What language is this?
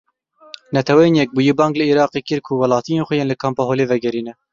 Kurdish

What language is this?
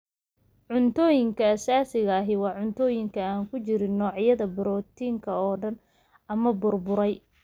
Somali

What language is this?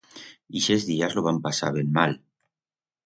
Aragonese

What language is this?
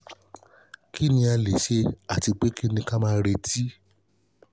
Yoruba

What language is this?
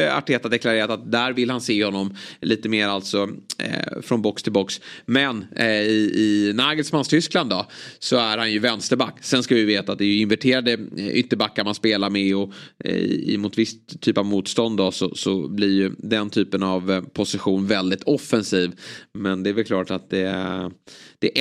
Swedish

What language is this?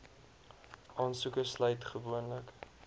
Afrikaans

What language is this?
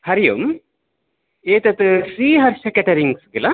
Sanskrit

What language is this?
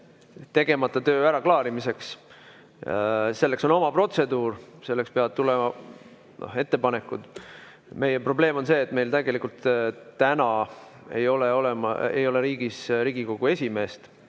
Estonian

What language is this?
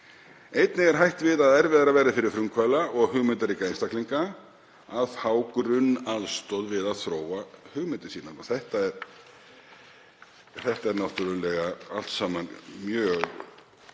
Icelandic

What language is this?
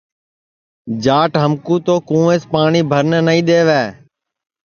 Sansi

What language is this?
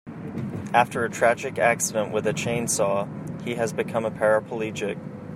English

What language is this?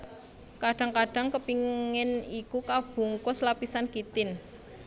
Javanese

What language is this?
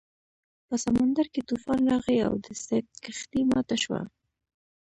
Pashto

